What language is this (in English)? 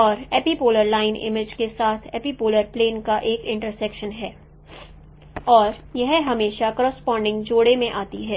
Hindi